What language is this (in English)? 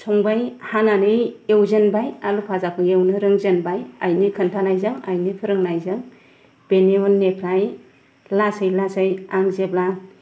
Bodo